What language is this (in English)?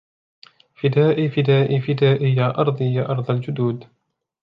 Arabic